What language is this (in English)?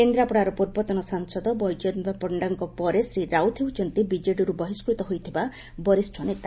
Odia